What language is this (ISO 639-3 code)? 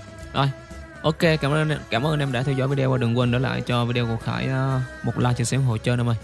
vie